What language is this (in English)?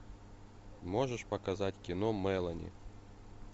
Russian